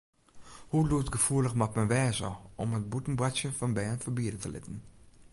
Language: Western Frisian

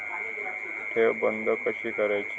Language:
Marathi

